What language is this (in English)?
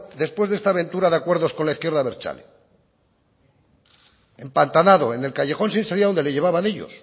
Spanish